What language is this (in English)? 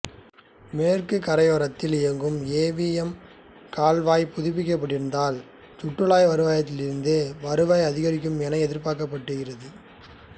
Tamil